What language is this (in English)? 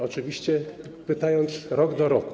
Polish